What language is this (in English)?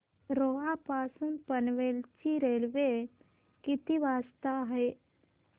Marathi